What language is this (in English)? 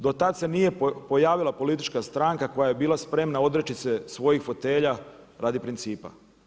Croatian